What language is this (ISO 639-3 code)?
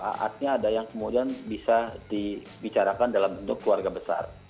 ind